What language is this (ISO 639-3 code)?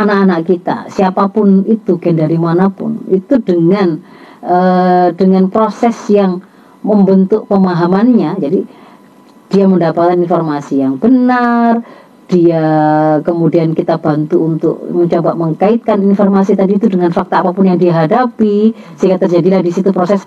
ind